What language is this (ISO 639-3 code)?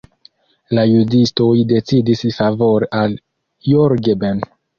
epo